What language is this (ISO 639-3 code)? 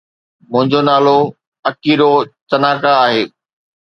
snd